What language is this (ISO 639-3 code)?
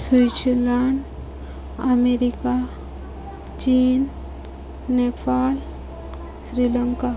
ori